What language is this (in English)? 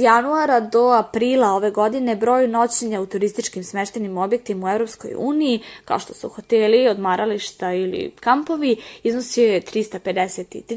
Croatian